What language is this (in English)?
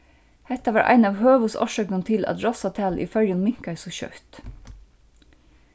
Faroese